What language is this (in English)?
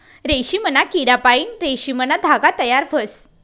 Marathi